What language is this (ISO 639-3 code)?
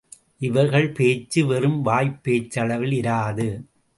tam